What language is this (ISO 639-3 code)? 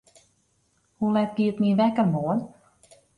fry